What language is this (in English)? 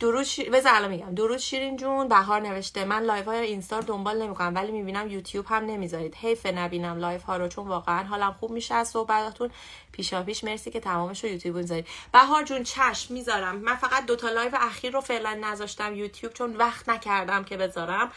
Persian